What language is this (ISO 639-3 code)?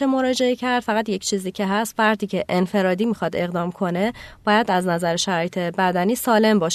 fas